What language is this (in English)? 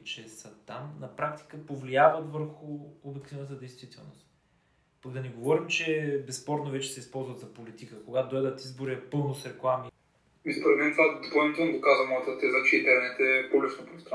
Bulgarian